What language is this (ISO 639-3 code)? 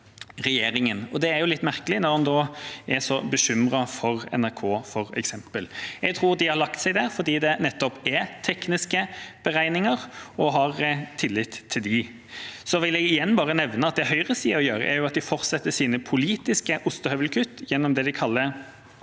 nor